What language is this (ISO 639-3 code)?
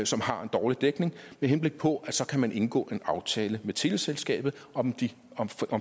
dan